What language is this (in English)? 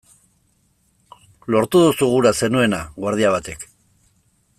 Basque